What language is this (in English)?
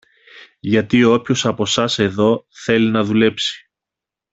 Greek